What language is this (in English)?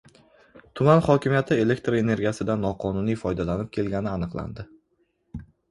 Uzbek